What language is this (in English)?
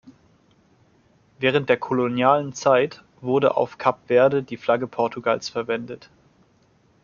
German